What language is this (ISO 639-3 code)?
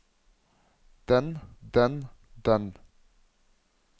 nor